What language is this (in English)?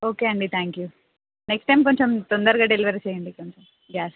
Telugu